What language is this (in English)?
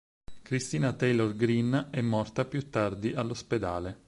Italian